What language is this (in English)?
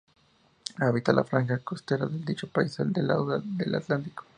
Spanish